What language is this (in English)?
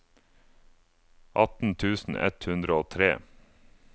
Norwegian